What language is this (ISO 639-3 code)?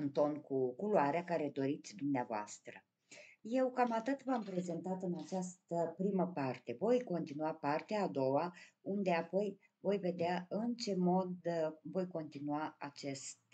ron